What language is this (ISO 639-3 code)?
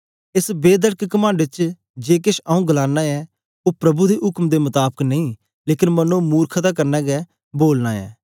doi